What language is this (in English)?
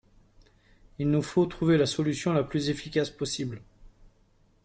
French